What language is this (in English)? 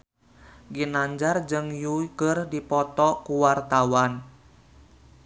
Sundanese